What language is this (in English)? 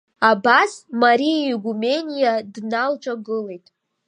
Abkhazian